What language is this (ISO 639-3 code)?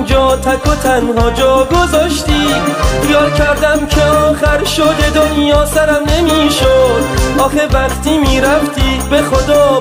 fas